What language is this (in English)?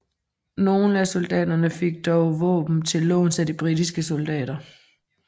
Danish